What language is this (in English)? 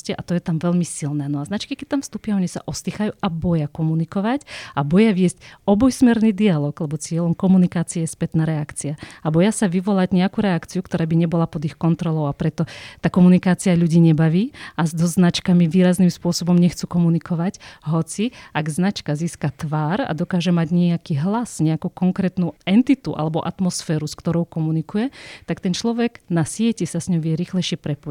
Slovak